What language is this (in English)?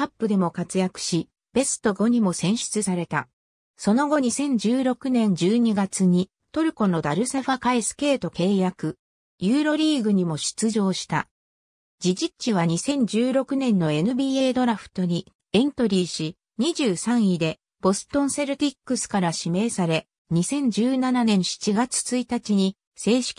Japanese